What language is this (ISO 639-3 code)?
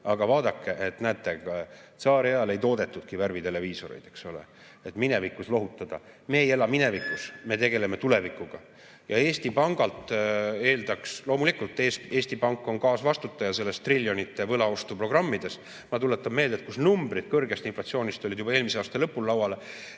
est